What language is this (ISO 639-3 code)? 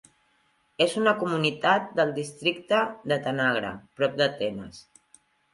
cat